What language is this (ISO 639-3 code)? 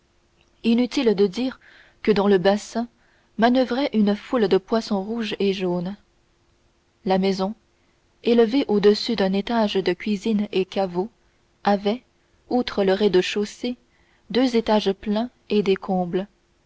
fra